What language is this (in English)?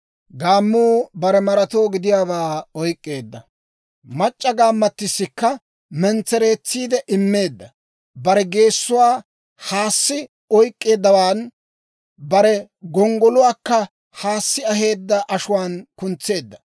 Dawro